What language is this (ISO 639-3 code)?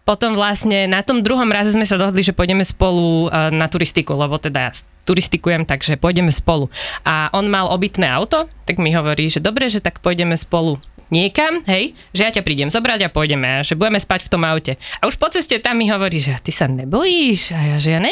slk